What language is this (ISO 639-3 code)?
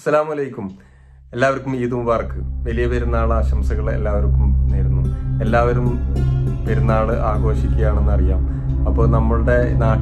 ara